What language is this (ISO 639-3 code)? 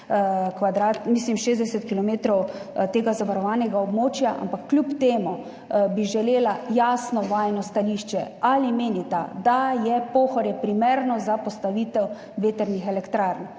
slv